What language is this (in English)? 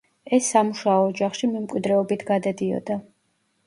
Georgian